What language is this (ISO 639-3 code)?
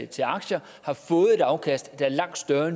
dan